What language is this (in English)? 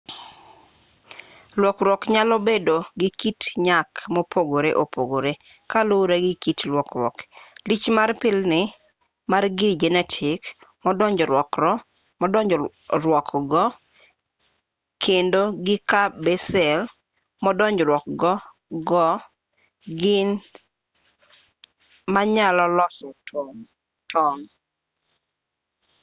Luo (Kenya and Tanzania)